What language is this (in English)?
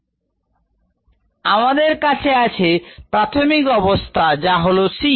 Bangla